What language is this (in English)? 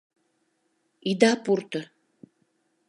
Mari